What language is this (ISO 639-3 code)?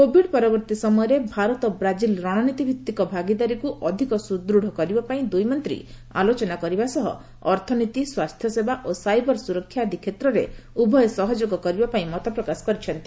ori